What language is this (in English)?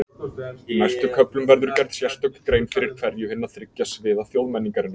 Icelandic